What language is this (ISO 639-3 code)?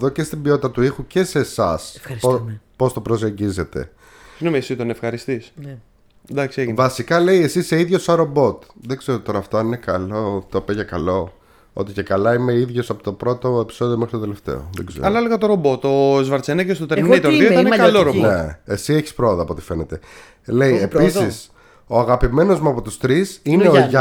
ell